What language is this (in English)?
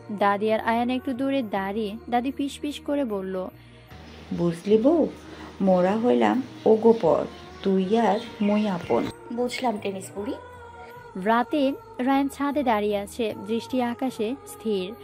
Hindi